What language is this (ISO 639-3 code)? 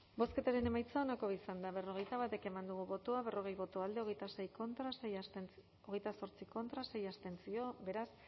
eus